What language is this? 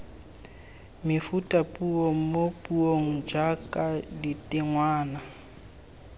Tswana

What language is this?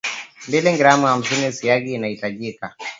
Swahili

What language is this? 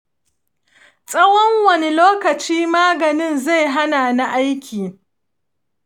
Hausa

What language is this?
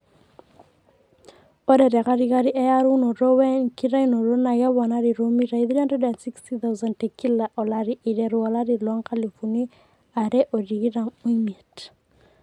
Masai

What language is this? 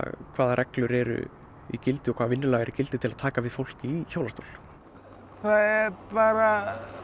Icelandic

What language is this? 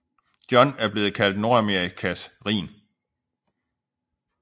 Danish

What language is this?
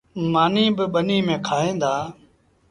Sindhi Bhil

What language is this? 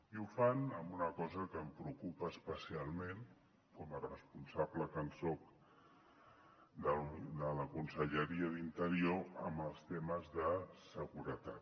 Catalan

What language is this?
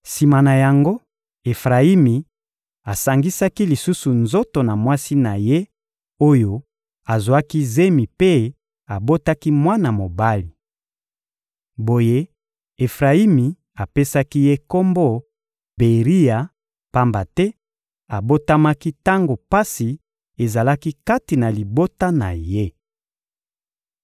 Lingala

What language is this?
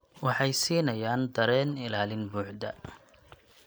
Somali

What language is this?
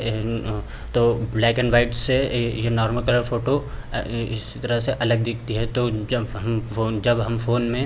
Hindi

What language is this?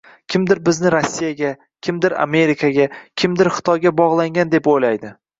Uzbek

